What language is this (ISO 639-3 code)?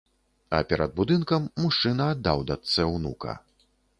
bel